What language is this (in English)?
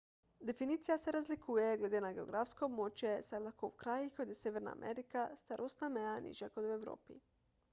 Slovenian